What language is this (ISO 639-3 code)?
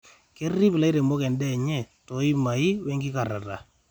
mas